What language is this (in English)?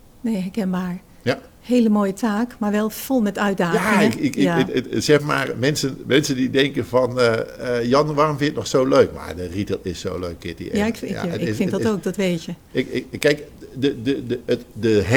Dutch